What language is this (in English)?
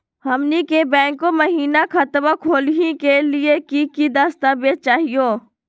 Magahi